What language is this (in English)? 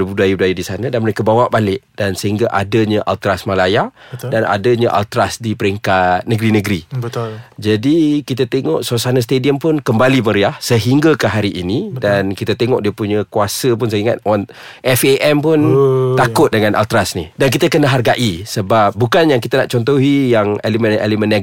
Malay